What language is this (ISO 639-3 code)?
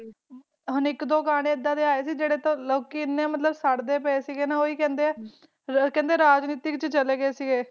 pan